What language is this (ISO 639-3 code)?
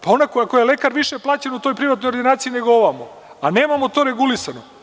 srp